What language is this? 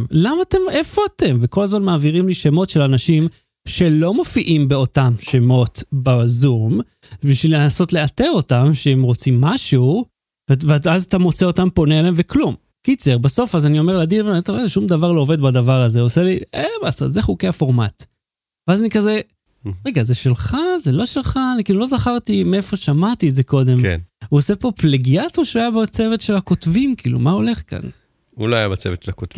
Hebrew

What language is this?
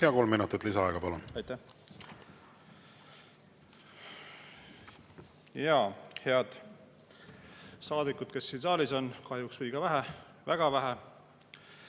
Estonian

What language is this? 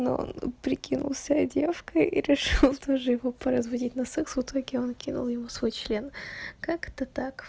Russian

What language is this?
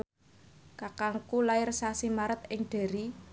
Javanese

